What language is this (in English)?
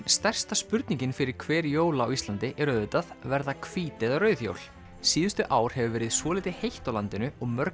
Icelandic